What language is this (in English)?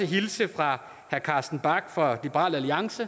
Danish